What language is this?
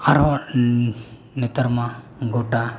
Santali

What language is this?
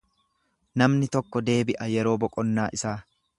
Oromo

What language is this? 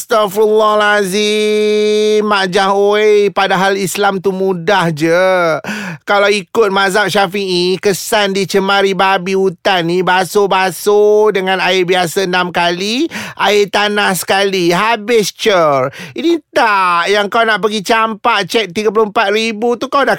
Malay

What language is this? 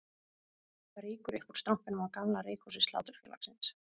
Icelandic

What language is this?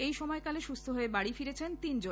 Bangla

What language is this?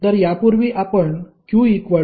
Marathi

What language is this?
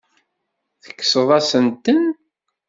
Kabyle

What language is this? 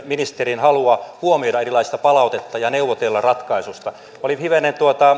Finnish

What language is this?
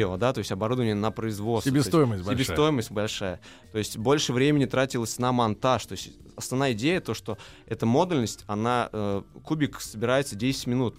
Russian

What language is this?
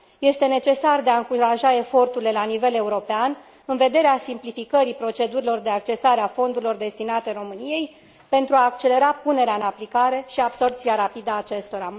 Romanian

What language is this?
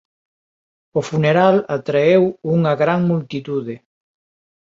Galician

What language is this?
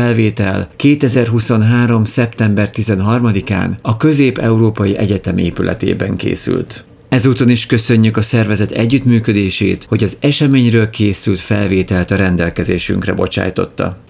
Hungarian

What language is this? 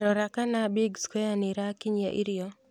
Kikuyu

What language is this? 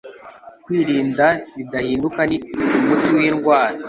Kinyarwanda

